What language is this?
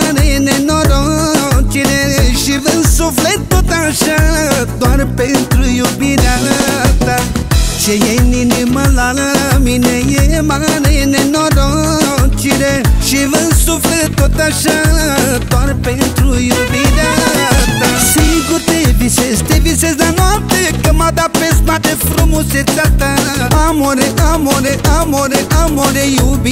Romanian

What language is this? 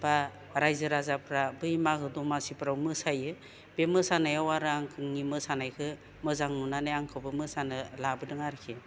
Bodo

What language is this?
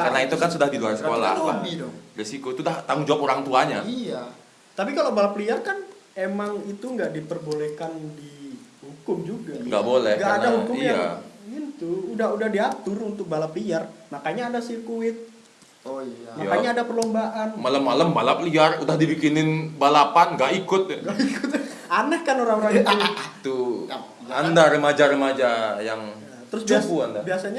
Indonesian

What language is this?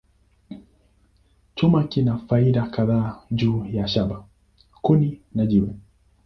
Swahili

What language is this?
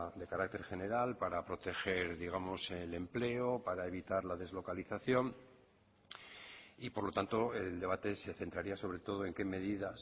Spanish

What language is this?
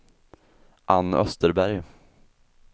Swedish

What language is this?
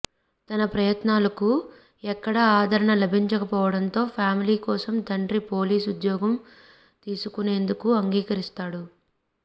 Telugu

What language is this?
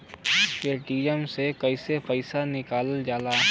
Bhojpuri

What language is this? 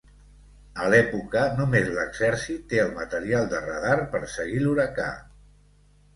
Catalan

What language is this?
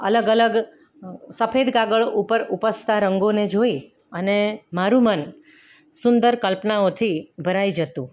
Gujarati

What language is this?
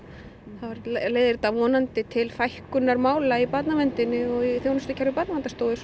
Icelandic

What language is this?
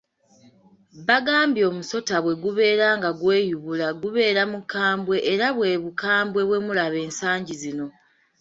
Ganda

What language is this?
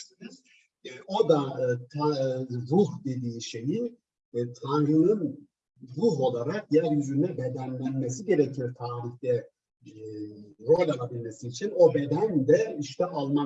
Turkish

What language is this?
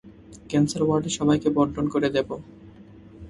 Bangla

